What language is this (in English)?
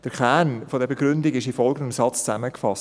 Swiss German